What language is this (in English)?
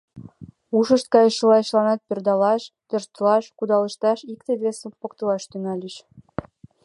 Mari